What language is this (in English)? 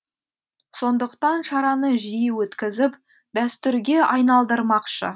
Kazakh